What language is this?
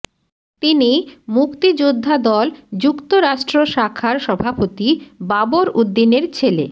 Bangla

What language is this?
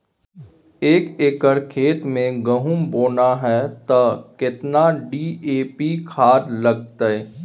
Maithili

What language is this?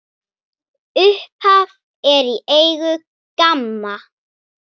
Icelandic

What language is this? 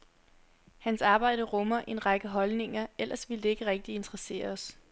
Danish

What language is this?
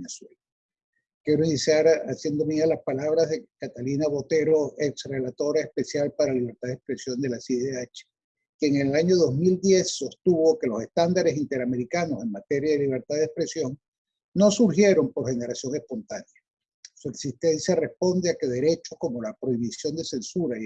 Spanish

